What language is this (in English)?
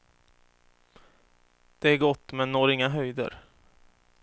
Swedish